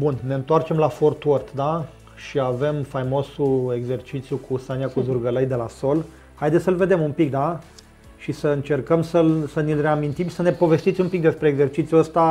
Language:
Romanian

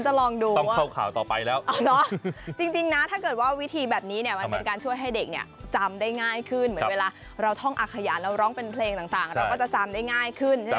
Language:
Thai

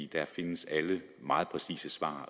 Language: Danish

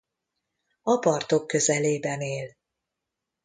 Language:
Hungarian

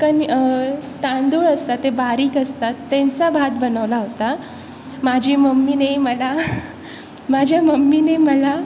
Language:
Marathi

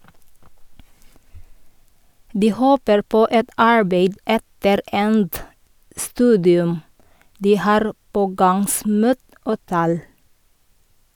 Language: Norwegian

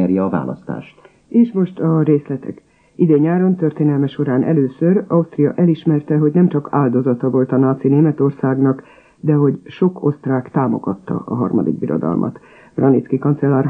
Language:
Hungarian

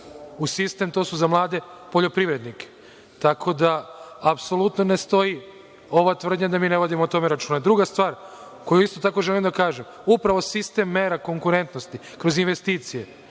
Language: Serbian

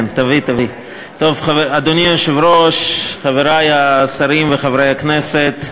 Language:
Hebrew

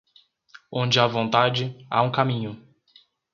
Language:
Portuguese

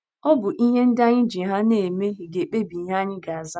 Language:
Igbo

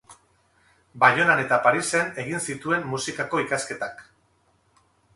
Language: Basque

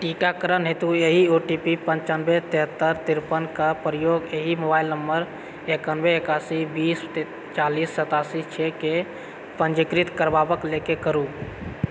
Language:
Maithili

